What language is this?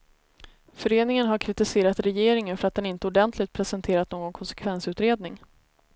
Swedish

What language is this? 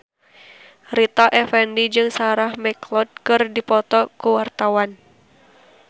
Sundanese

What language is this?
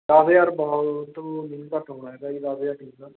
Punjabi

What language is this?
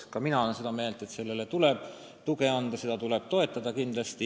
Estonian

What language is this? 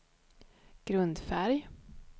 Swedish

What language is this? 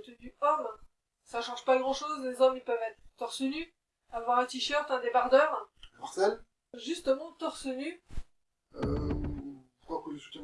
French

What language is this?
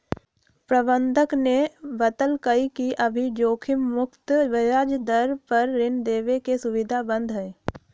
Magahi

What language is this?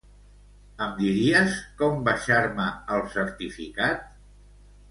Catalan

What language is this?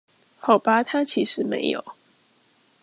Chinese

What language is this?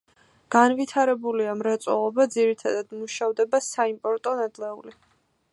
Georgian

